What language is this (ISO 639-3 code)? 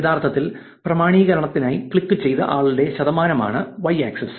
mal